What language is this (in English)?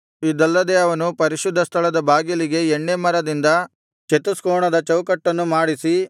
Kannada